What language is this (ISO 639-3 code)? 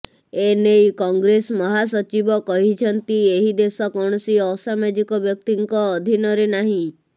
ori